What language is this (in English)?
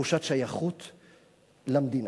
Hebrew